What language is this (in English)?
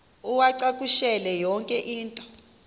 Xhosa